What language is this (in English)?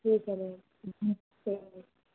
Hindi